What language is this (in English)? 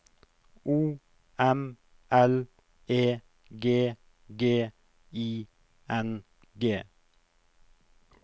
Norwegian